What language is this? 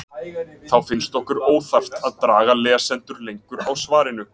Icelandic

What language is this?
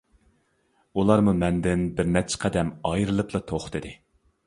Uyghur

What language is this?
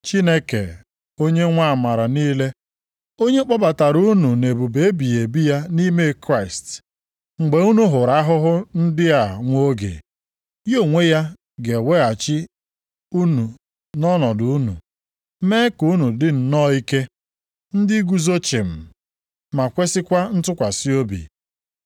Igbo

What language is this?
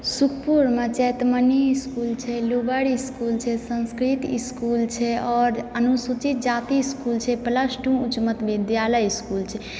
Maithili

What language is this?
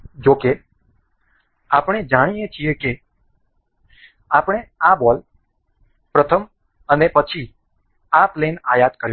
Gujarati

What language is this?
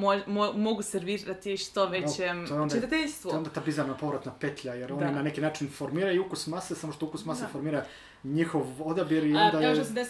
Croatian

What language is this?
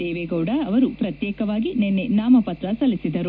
Kannada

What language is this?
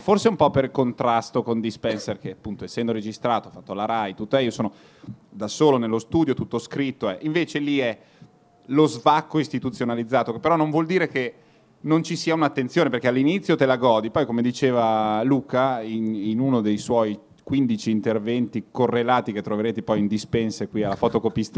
Italian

